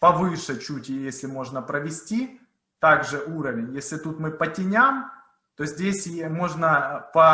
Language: Russian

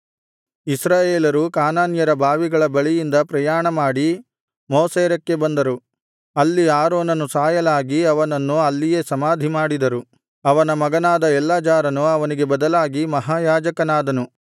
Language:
Kannada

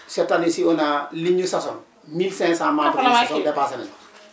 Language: Wolof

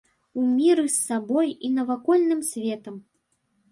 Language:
Belarusian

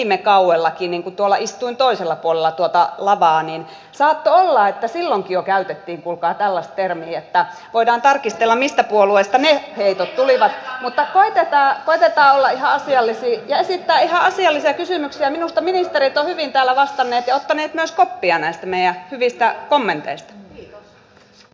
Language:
Finnish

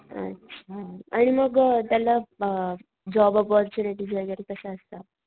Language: Marathi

